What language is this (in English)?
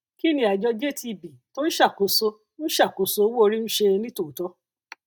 Yoruba